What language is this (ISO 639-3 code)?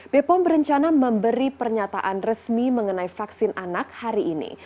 ind